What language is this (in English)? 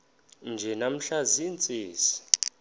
Xhosa